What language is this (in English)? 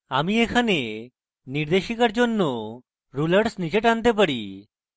Bangla